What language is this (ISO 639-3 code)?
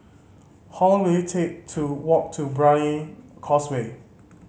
eng